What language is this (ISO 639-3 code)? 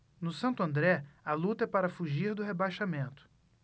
por